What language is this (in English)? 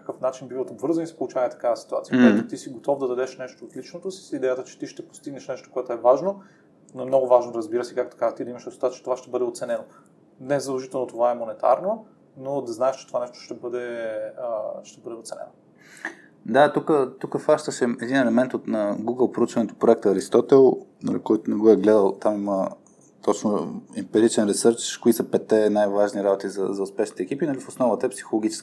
Bulgarian